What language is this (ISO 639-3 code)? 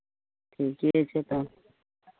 mai